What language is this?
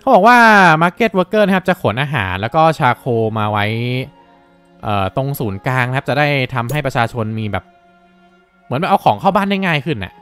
Thai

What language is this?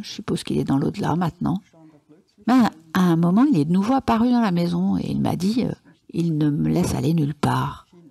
French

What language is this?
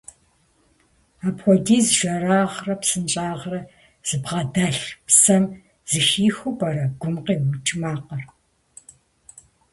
Kabardian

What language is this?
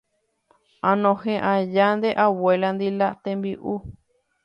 Guarani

